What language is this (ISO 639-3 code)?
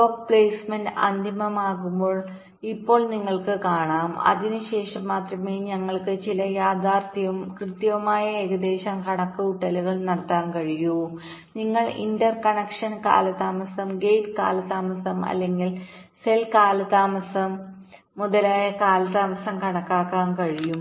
mal